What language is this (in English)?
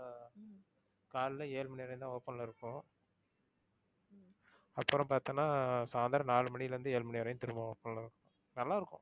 Tamil